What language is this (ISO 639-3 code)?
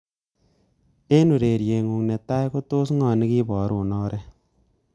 kln